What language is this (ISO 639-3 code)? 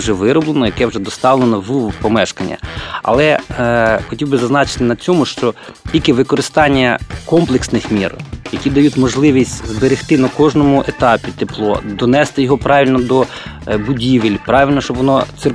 ukr